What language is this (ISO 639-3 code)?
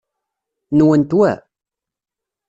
kab